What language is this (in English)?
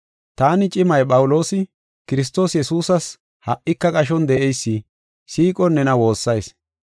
Gofa